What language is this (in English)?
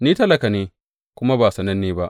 Hausa